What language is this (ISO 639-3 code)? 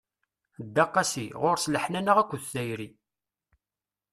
kab